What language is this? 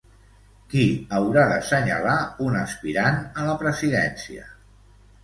Catalan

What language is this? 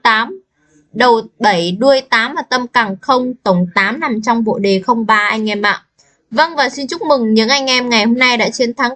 Vietnamese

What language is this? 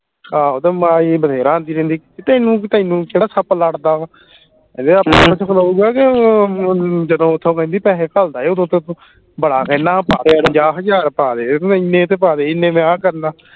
Punjabi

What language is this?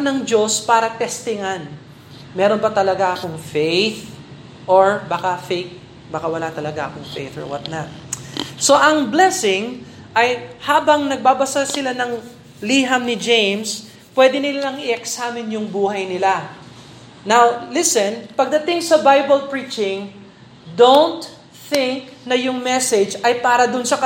Filipino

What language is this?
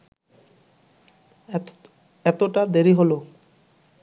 Bangla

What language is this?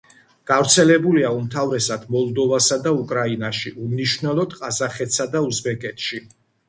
Georgian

